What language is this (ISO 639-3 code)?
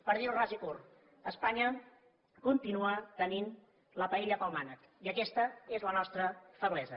cat